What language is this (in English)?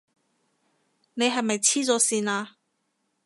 Cantonese